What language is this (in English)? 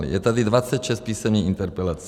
Czech